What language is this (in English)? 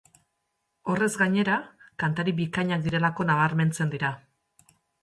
Basque